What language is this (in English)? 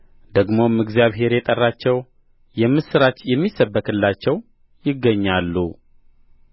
Amharic